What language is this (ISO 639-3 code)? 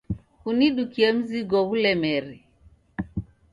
dav